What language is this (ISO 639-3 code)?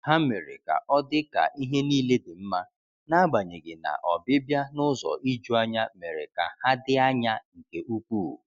ibo